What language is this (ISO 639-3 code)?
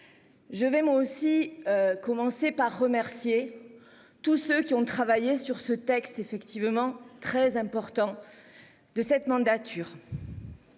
fra